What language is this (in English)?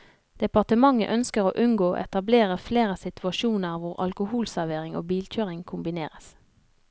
Norwegian